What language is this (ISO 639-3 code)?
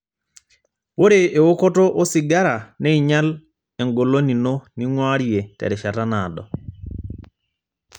mas